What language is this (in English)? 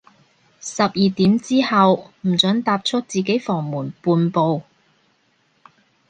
Cantonese